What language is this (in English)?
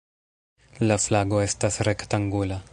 Esperanto